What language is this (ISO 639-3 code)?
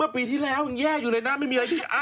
tha